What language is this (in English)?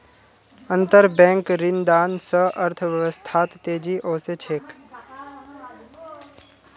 Magahi